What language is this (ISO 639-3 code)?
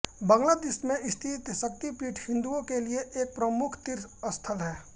hin